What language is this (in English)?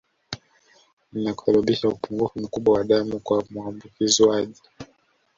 Swahili